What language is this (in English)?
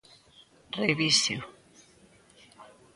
Galician